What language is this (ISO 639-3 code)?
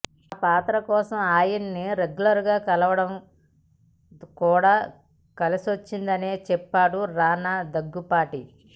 tel